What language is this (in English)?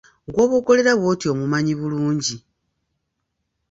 Ganda